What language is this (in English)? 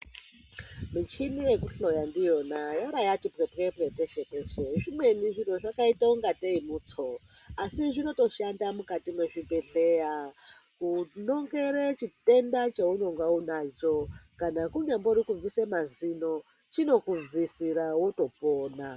Ndau